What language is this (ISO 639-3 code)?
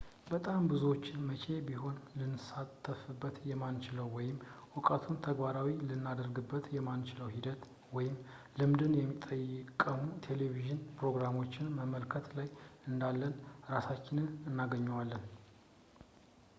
amh